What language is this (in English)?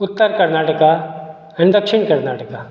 Konkani